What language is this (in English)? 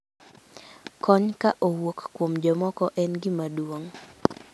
Luo (Kenya and Tanzania)